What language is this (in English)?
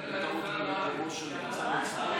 Hebrew